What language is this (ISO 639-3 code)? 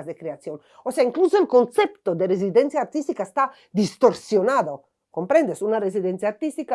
spa